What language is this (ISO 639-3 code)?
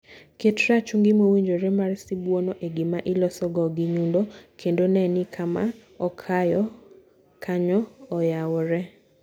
luo